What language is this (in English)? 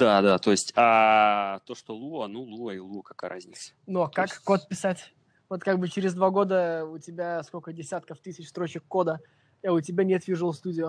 Russian